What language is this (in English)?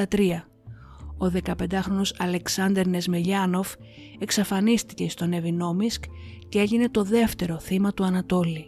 Greek